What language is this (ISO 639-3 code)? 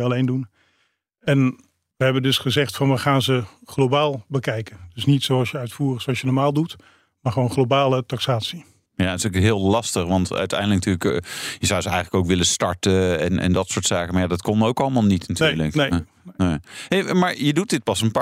nld